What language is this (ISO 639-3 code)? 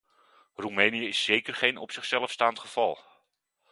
nld